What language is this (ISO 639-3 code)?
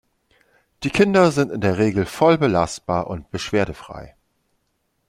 deu